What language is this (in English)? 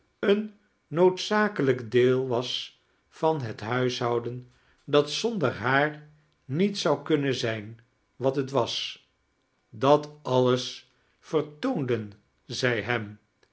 Dutch